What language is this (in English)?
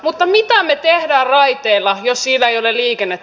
Finnish